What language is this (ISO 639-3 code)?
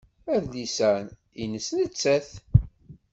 kab